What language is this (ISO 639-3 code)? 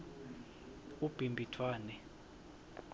ssw